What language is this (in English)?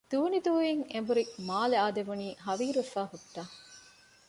Divehi